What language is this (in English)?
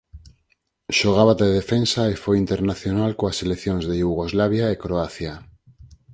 Galician